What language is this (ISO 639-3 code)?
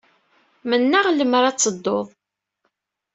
kab